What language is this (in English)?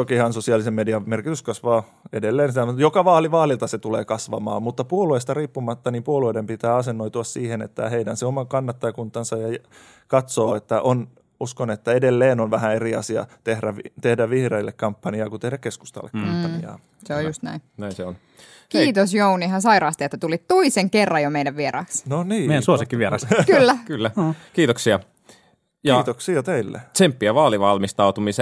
Finnish